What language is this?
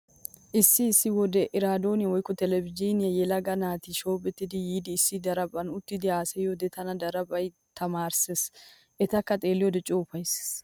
Wolaytta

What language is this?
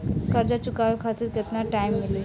Bhojpuri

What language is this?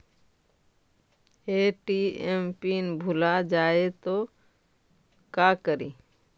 Magahi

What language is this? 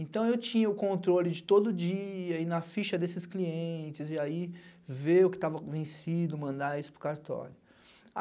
Portuguese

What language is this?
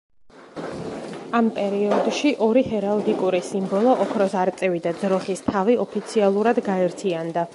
Georgian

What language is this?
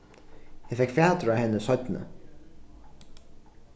Faroese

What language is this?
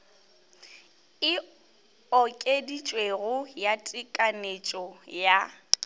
Northern Sotho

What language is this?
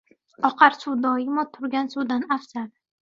Uzbek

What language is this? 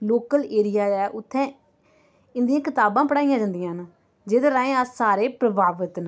Dogri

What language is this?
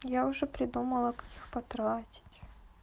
Russian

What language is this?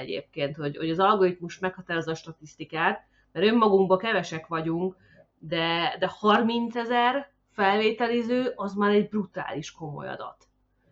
Hungarian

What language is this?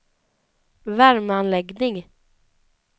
Swedish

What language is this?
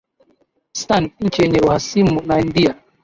Swahili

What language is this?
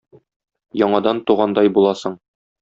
Tatar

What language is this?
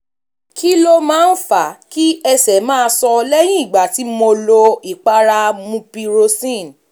Yoruba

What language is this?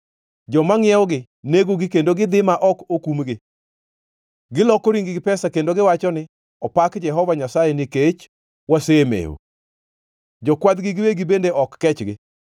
Luo (Kenya and Tanzania)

